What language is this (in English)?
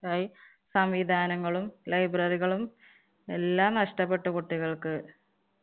Malayalam